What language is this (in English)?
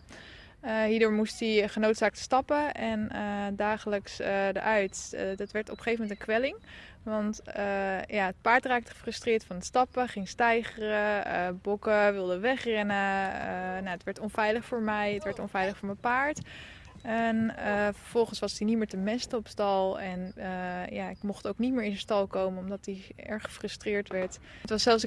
Dutch